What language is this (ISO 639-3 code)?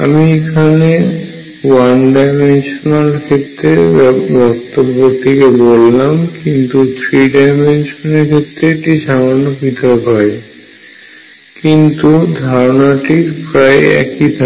ben